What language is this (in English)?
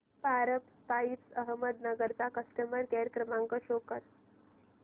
Marathi